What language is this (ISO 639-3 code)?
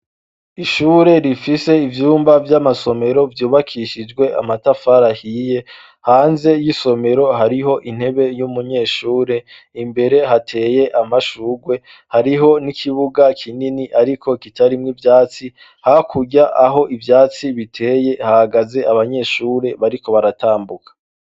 run